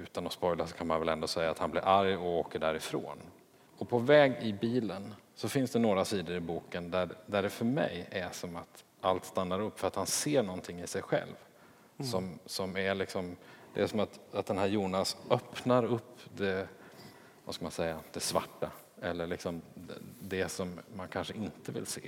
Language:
Swedish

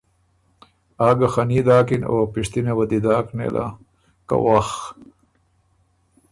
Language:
Ormuri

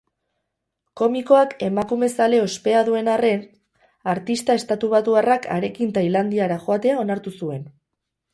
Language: Basque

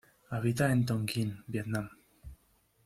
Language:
Spanish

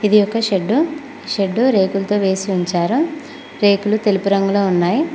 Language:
Telugu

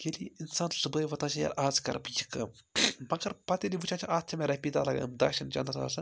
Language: Kashmiri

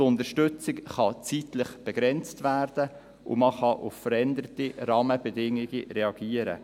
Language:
Swiss German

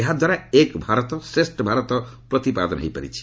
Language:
Odia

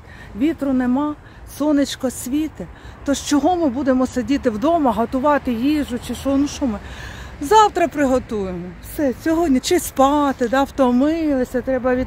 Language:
Ukrainian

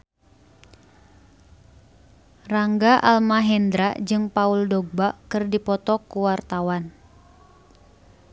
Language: Sundanese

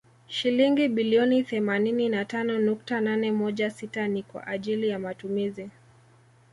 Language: Swahili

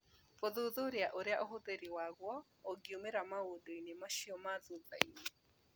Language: Kikuyu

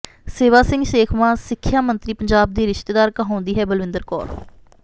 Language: Punjabi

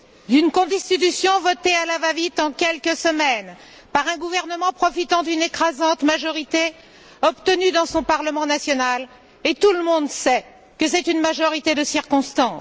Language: French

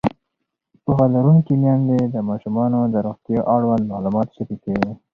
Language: Pashto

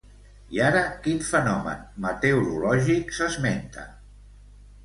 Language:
Catalan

